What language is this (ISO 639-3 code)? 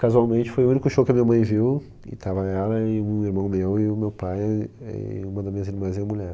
por